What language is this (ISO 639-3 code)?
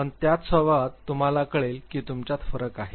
mar